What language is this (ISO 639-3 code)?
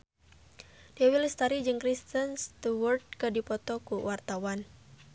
sun